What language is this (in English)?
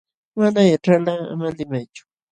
Jauja Wanca Quechua